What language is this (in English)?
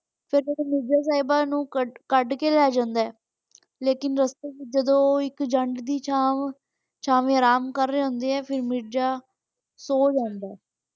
Punjabi